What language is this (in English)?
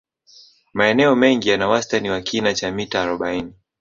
Swahili